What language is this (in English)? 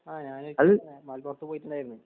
Malayalam